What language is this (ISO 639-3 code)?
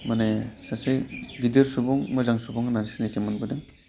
brx